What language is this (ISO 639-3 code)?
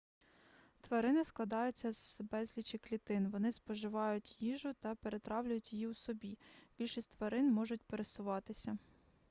ukr